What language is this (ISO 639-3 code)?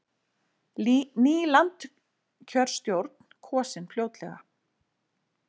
isl